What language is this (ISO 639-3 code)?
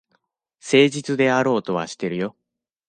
jpn